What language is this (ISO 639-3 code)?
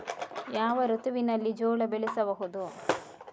kan